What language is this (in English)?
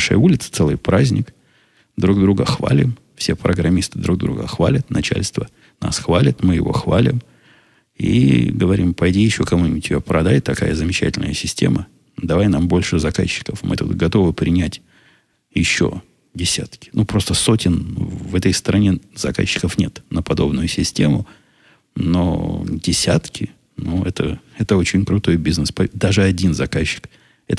Russian